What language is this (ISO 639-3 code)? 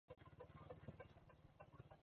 swa